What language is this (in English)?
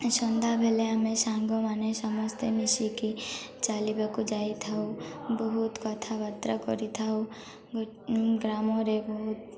Odia